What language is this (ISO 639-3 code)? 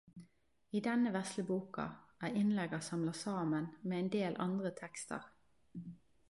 nno